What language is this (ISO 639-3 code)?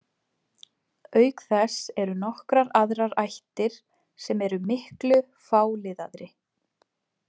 isl